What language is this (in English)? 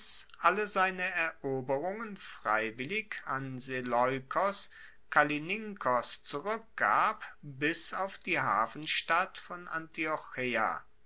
German